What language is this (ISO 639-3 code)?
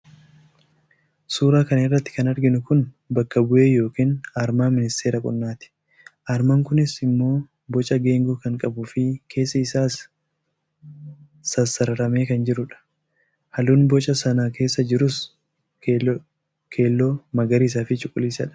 orm